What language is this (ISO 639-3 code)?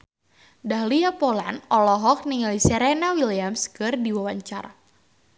sun